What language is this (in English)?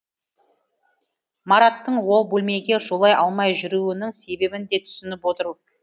Kazakh